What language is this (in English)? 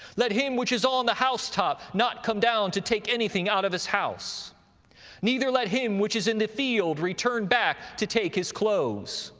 English